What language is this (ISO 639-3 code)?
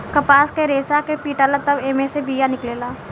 bho